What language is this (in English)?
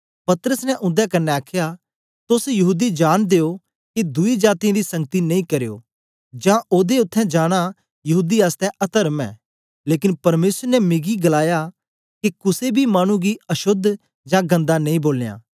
Dogri